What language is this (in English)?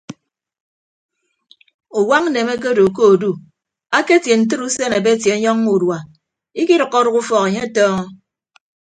Ibibio